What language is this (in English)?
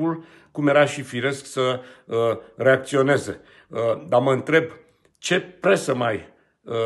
Romanian